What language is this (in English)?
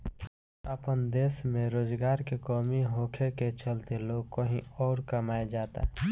Bhojpuri